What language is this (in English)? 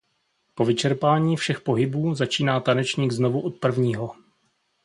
Czech